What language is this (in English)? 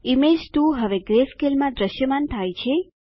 Gujarati